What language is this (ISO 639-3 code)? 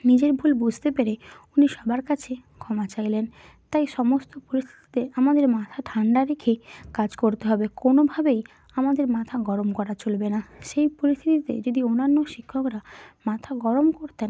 ben